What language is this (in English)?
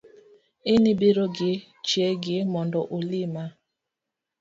Luo (Kenya and Tanzania)